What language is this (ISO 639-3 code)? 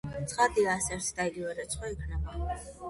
kat